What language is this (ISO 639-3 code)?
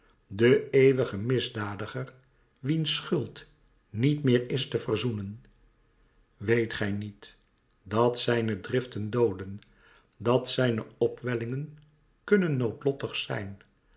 nld